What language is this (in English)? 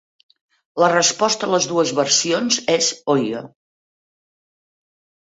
Catalan